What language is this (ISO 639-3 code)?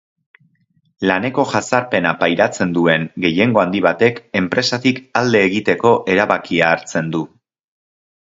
eus